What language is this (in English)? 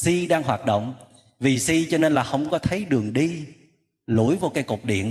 Vietnamese